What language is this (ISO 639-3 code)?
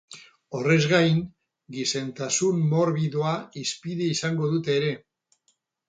eus